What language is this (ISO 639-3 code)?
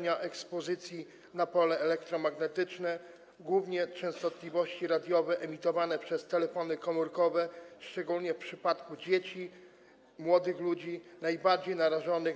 pol